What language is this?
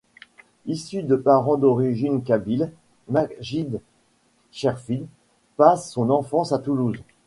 French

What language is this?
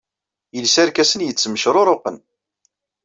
Kabyle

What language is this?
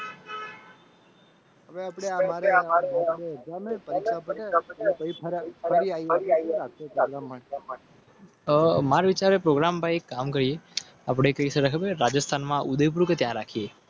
Gujarati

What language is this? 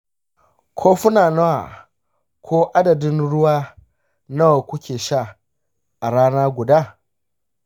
Hausa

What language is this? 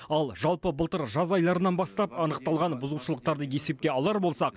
Kazakh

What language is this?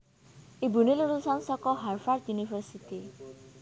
Javanese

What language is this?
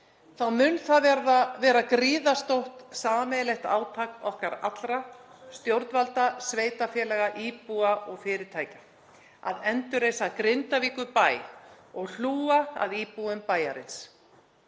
Icelandic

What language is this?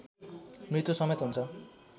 Nepali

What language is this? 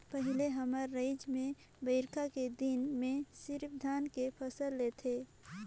Chhattisgarhi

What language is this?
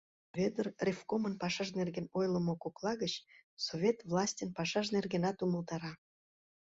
Mari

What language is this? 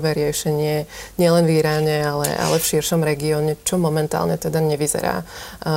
Slovak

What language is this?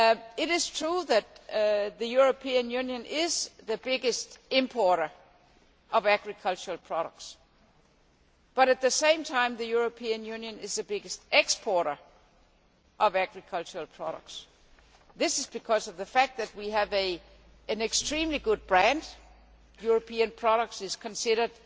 English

